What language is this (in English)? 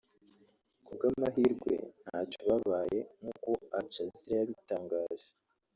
Kinyarwanda